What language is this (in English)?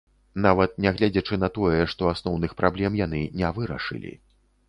Belarusian